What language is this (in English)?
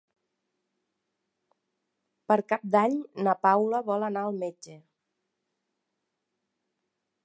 Catalan